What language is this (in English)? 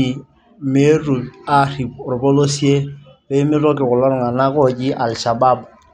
Masai